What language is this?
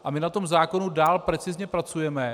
Czech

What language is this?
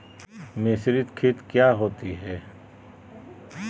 Magahi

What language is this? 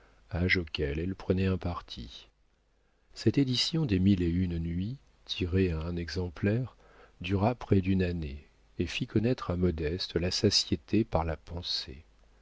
French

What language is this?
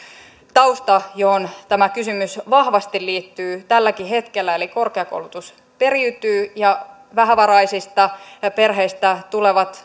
Finnish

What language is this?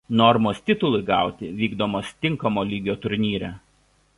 Lithuanian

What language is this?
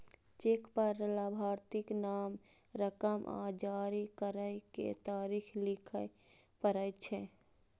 Maithili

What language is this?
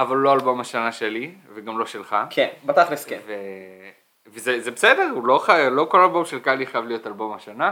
Hebrew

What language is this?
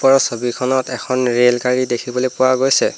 Assamese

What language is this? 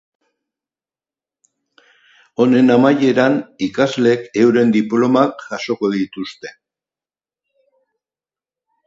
Basque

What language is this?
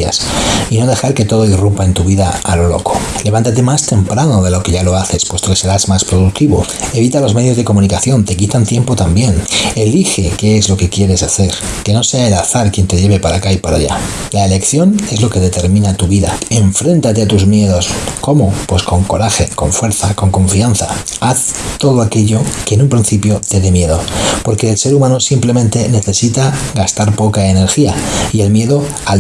Spanish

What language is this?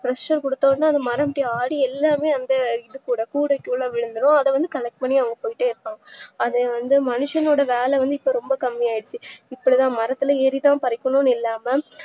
Tamil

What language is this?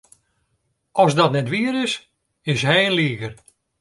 Western Frisian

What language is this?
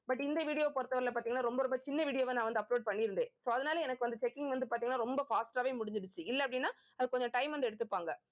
Tamil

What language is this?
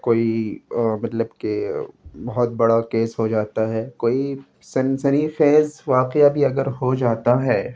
Urdu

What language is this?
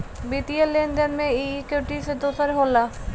Bhojpuri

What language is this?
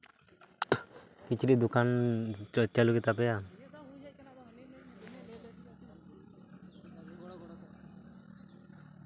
Santali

